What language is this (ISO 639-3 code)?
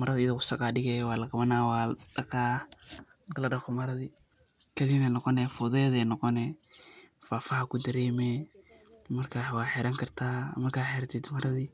som